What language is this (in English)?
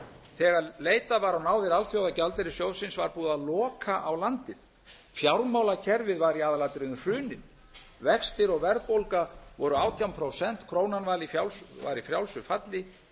Icelandic